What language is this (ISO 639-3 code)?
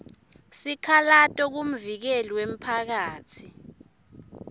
ssw